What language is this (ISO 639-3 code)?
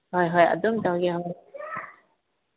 mni